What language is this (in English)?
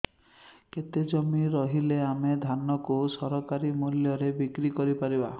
Odia